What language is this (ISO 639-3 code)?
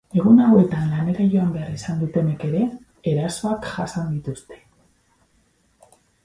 eus